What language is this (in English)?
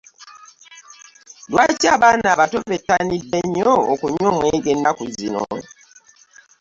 Ganda